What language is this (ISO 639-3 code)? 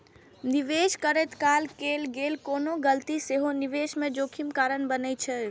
mai